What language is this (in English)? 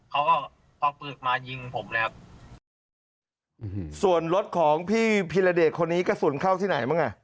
Thai